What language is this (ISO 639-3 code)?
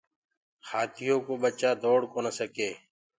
ggg